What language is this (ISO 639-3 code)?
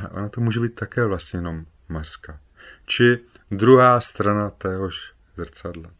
ces